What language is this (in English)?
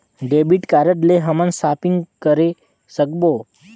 Chhattisgarhi